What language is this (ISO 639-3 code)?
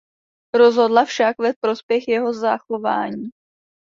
ces